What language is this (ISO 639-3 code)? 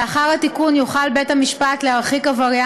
heb